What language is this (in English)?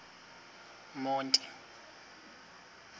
Xhosa